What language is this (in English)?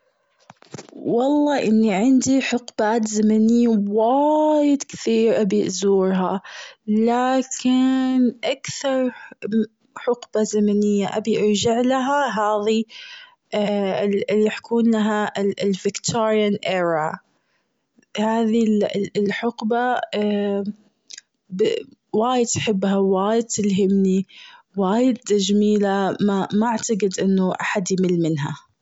Gulf Arabic